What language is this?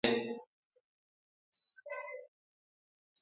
Luo (Kenya and Tanzania)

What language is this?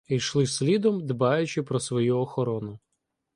Ukrainian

